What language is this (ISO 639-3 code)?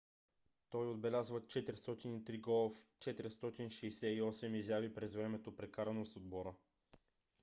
bul